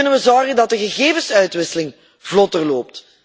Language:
Dutch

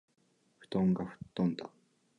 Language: Japanese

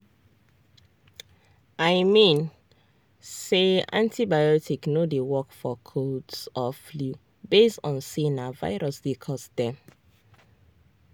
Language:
Nigerian Pidgin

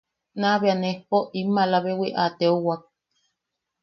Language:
Yaqui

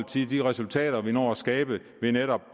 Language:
Danish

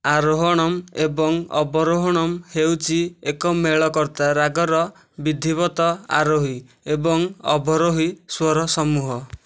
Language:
Odia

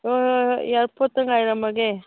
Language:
Manipuri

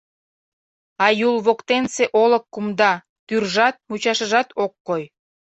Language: Mari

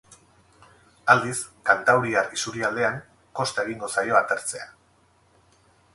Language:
Basque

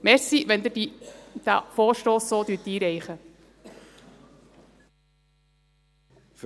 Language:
Swiss German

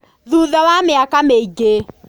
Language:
Kikuyu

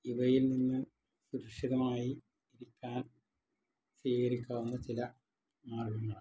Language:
Malayalam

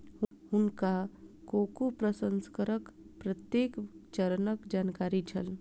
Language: Maithili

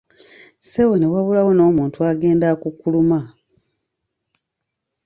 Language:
Ganda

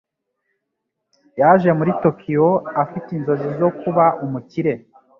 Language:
Kinyarwanda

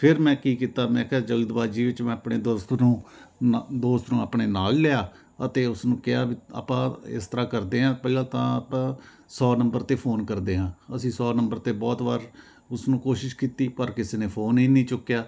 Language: Punjabi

